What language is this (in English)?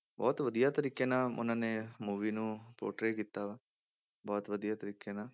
Punjabi